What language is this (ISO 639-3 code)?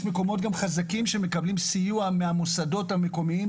heb